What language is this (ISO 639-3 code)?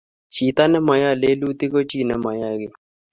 kln